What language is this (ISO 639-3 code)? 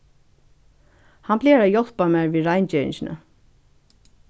fao